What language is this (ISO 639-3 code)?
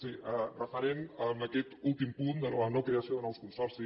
cat